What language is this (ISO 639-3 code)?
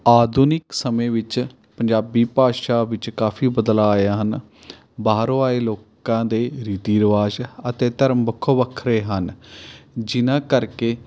pan